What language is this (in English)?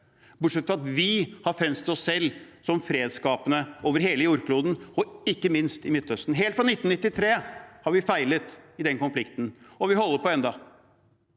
Norwegian